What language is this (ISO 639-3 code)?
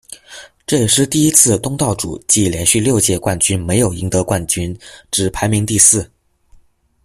zho